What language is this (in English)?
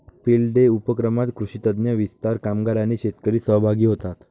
Marathi